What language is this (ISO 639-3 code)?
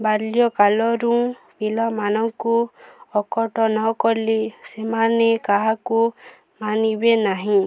ori